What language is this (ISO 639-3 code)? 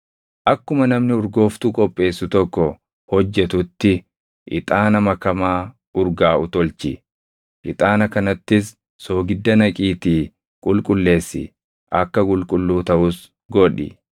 orm